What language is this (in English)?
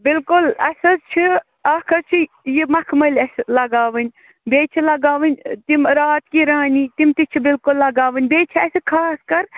Kashmiri